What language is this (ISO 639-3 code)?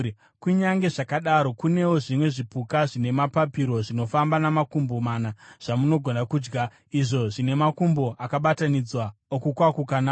sna